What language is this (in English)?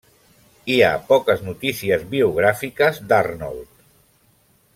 Catalan